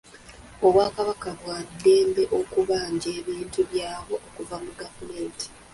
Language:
Ganda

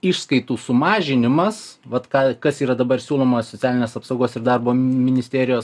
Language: Lithuanian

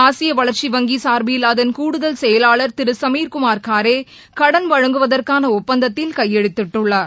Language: Tamil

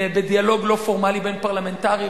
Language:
Hebrew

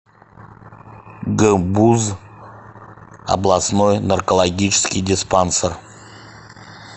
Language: Russian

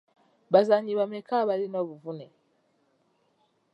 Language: Ganda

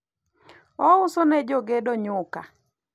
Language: Luo (Kenya and Tanzania)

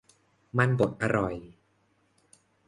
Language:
Thai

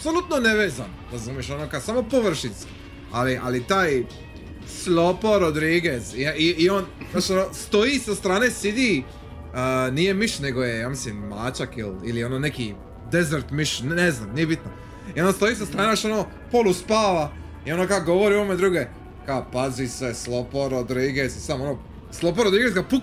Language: Croatian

